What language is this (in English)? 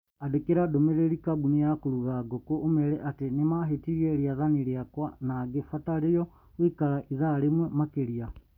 Kikuyu